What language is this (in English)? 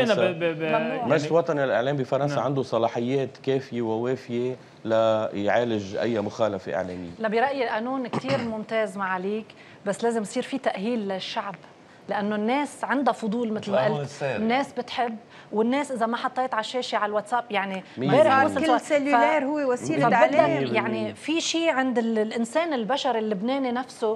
Arabic